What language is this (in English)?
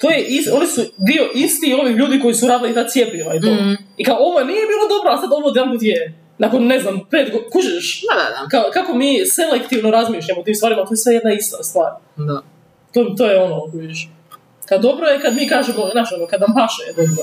Croatian